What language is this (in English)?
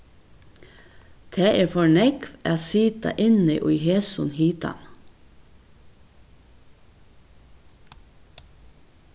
Faroese